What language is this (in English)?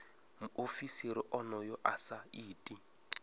Venda